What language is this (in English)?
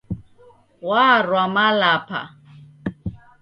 Taita